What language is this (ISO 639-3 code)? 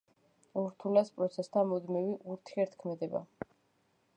kat